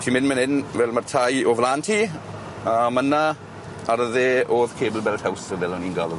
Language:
Welsh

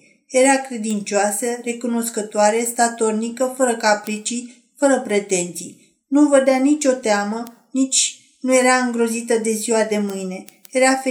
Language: Romanian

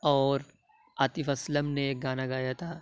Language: Urdu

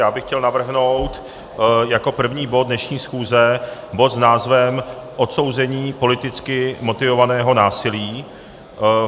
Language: Czech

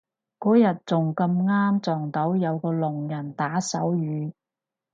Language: Cantonese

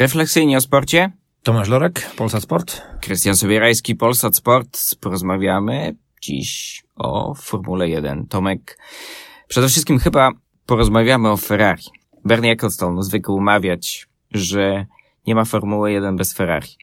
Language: Polish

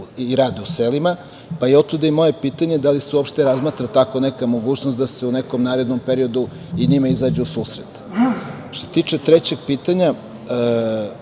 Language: Serbian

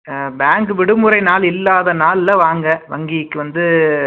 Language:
Tamil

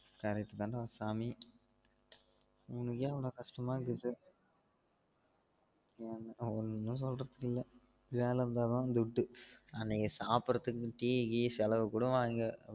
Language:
Tamil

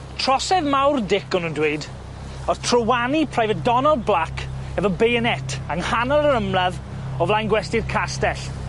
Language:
Welsh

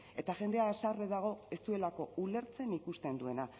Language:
Basque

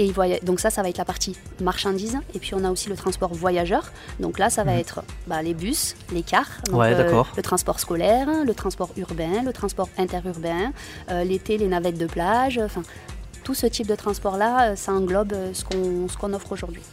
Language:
French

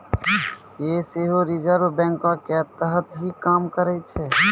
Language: Maithili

